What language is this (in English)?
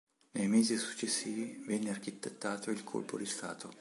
Italian